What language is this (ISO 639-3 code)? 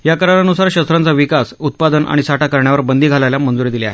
mar